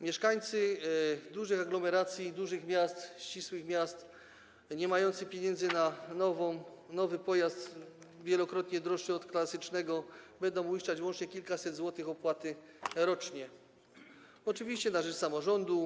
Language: Polish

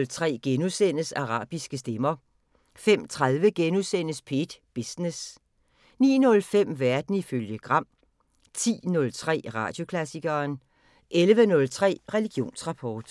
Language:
Danish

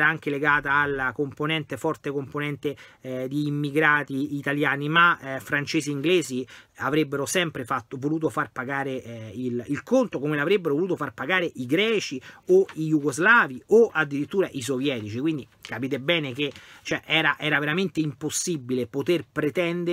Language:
Italian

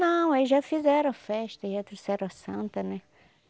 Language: Portuguese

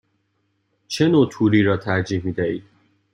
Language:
Persian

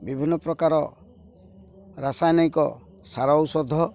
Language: Odia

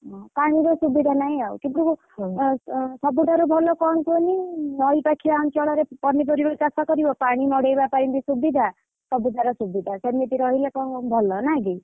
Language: Odia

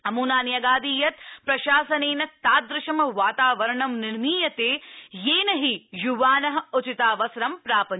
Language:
Sanskrit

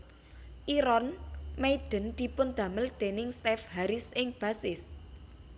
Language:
Javanese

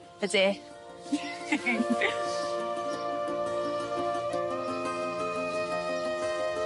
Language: Welsh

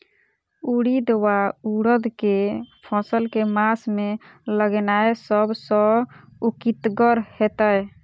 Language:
Maithili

